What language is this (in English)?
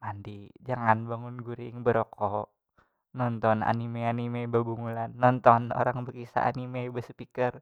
Banjar